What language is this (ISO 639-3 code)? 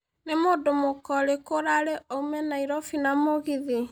kik